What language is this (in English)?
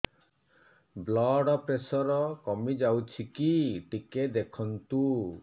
Odia